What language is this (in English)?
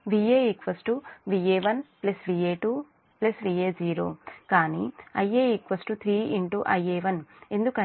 Telugu